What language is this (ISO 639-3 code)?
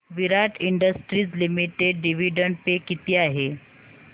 mar